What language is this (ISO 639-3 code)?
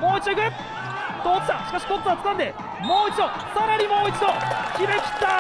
jpn